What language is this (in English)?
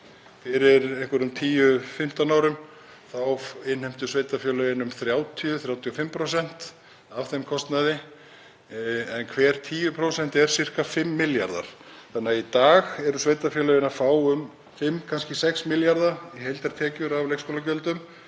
Icelandic